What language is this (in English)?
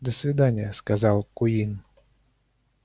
Russian